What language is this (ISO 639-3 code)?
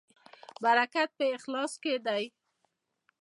pus